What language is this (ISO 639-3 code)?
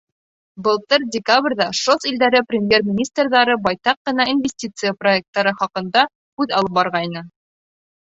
bak